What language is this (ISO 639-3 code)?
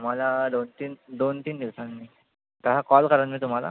mar